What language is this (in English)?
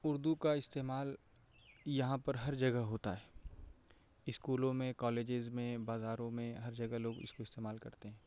Urdu